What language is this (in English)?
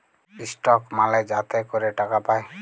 Bangla